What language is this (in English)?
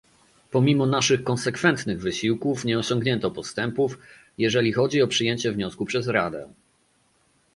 Polish